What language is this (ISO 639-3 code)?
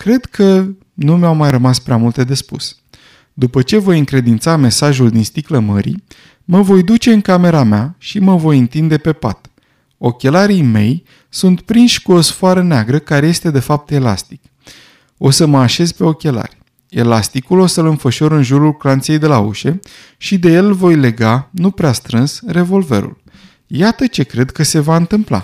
ron